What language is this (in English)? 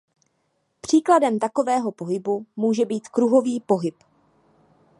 Czech